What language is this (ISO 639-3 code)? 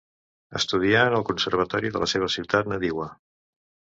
cat